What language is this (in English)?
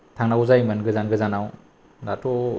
Bodo